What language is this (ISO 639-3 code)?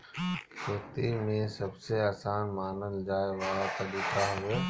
bho